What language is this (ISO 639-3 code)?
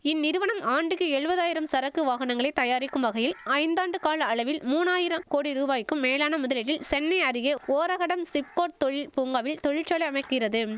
tam